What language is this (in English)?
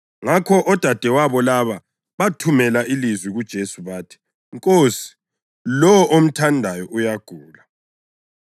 North Ndebele